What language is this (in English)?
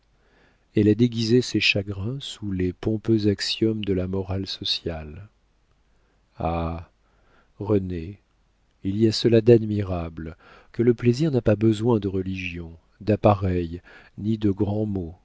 French